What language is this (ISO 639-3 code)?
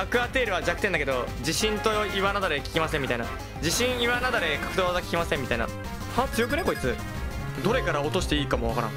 jpn